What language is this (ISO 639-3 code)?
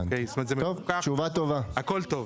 heb